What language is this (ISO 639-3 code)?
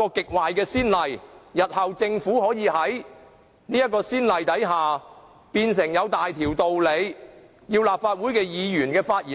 yue